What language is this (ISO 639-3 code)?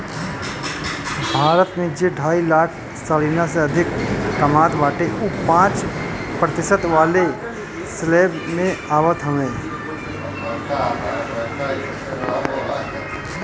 bho